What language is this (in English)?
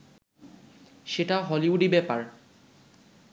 Bangla